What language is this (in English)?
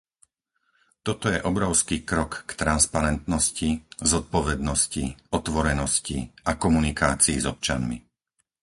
Slovak